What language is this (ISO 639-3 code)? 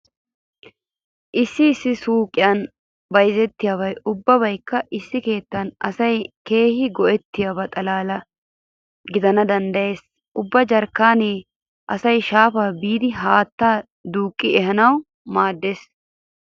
wal